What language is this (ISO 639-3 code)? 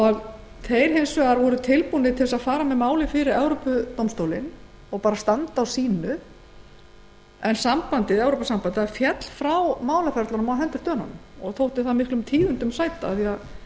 isl